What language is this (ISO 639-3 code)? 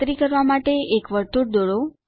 guj